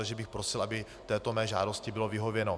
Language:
Czech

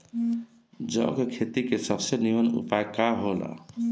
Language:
Bhojpuri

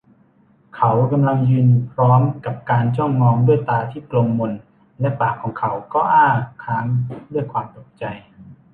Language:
Thai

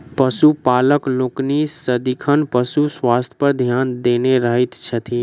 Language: Maithili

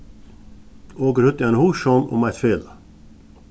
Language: Faroese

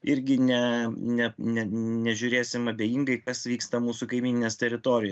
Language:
Lithuanian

